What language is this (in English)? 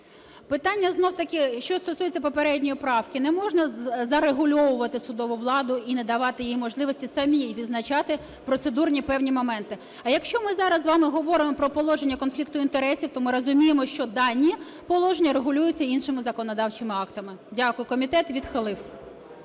Ukrainian